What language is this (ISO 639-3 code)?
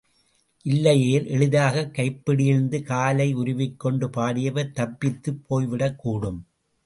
tam